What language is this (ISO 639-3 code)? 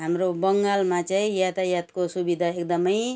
nep